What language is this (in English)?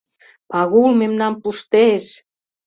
Mari